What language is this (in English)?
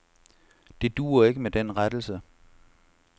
Danish